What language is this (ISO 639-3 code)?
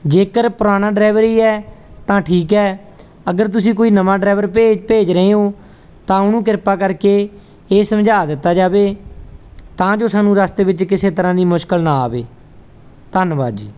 pan